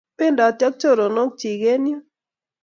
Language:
Kalenjin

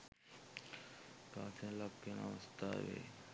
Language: Sinhala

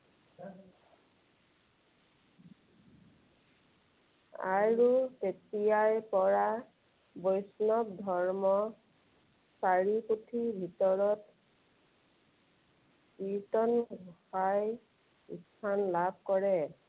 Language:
Assamese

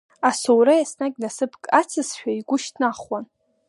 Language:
Abkhazian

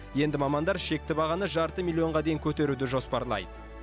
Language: Kazakh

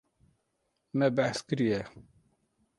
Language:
Kurdish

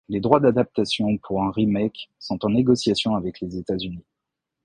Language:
French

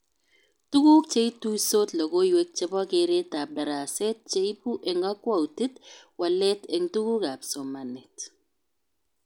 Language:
Kalenjin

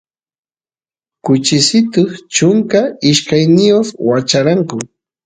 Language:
Santiago del Estero Quichua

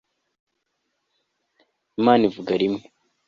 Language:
Kinyarwanda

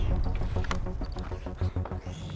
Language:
Indonesian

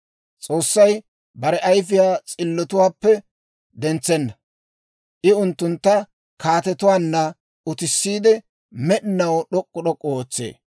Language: Dawro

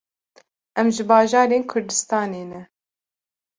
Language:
Kurdish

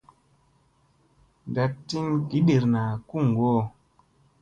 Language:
Musey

